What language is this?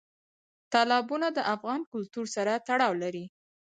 Pashto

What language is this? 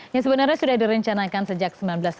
Indonesian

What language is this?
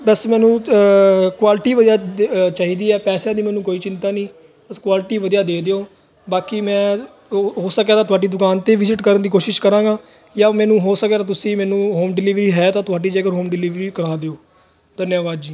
Punjabi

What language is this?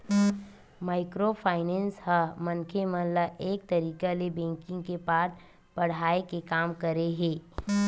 Chhattisgarhi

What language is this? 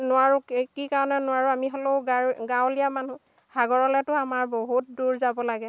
Assamese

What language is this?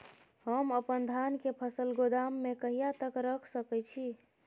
Maithili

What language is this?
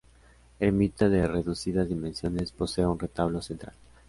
Spanish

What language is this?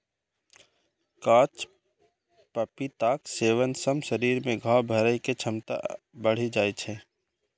Maithili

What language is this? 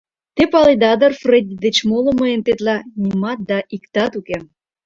Mari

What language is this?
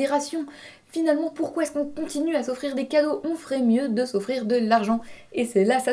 French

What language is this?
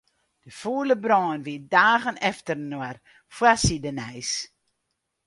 Western Frisian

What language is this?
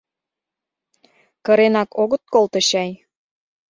Mari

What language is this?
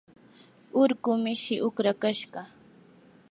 Yanahuanca Pasco Quechua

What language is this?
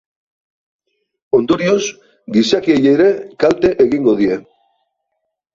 Basque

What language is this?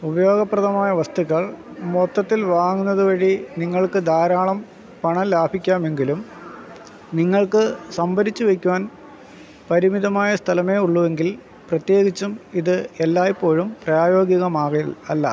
Malayalam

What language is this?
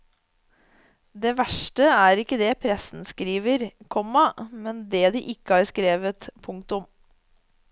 Norwegian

